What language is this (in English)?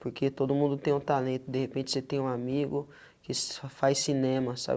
Portuguese